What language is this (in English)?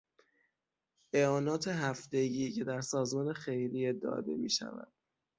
Persian